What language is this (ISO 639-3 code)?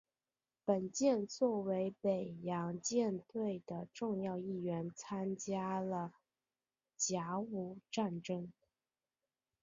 zho